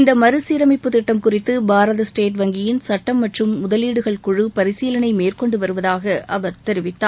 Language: Tamil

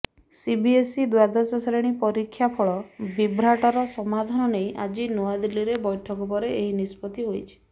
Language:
Odia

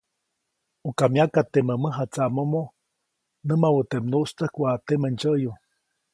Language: Copainalá Zoque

